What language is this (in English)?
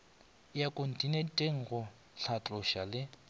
Northern Sotho